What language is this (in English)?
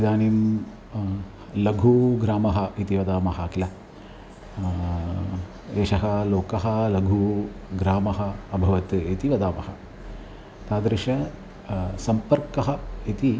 Sanskrit